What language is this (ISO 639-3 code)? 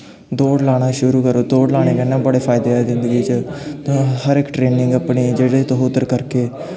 doi